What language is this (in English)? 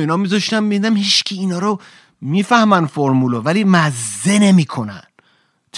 Persian